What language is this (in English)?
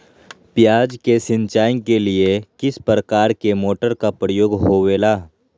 Magahi